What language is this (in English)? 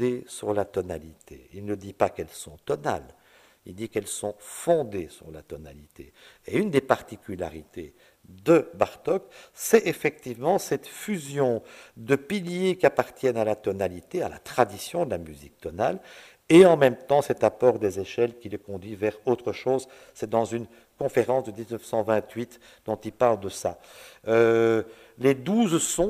French